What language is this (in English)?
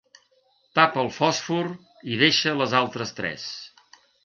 Catalan